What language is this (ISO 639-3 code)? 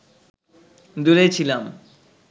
ben